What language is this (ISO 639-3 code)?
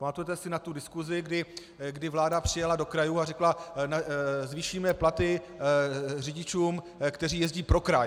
ces